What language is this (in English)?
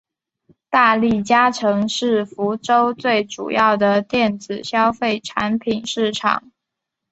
Chinese